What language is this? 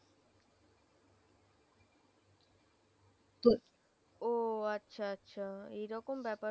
Bangla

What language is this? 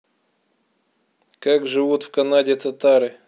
Russian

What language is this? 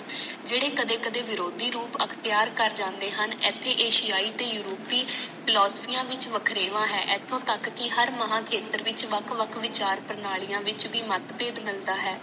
Punjabi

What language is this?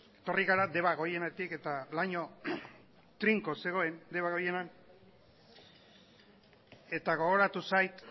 Basque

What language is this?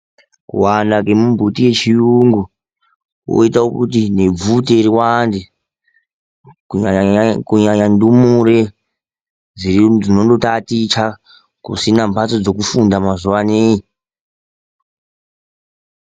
Ndau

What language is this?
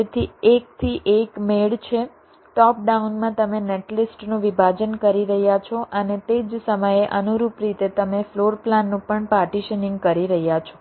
Gujarati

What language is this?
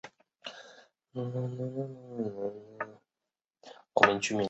Chinese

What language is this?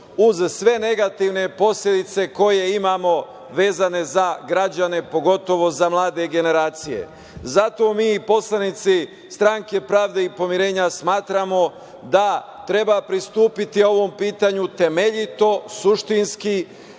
Serbian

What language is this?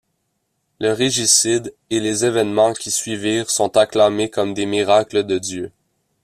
French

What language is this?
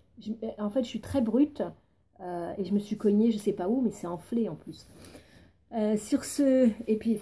French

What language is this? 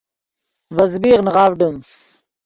Yidgha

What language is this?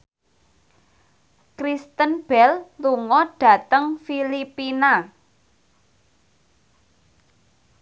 Javanese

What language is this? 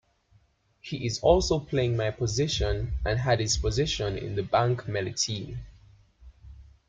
English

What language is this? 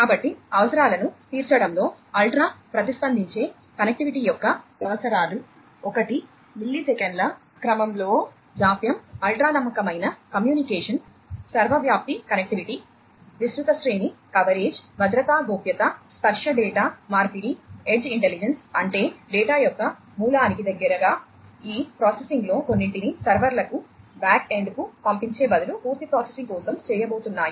Telugu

